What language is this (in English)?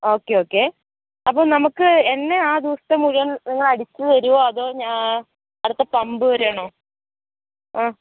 Malayalam